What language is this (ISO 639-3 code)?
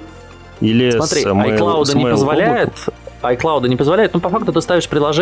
rus